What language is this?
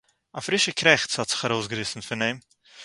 Yiddish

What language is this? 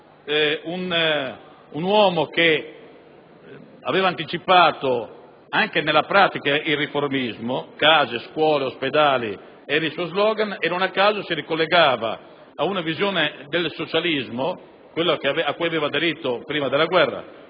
Italian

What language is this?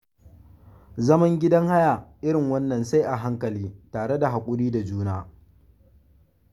Hausa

